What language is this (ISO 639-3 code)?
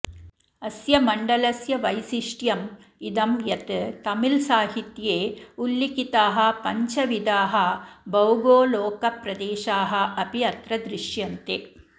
san